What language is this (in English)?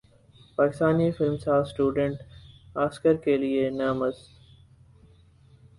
Urdu